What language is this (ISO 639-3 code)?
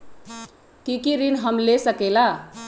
mag